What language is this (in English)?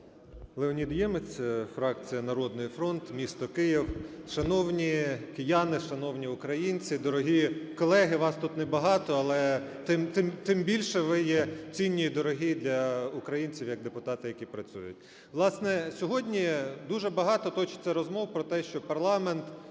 Ukrainian